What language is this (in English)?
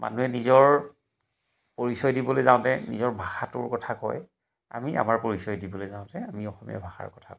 Assamese